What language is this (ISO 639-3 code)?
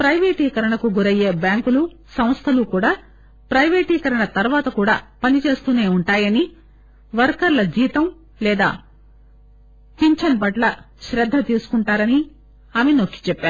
tel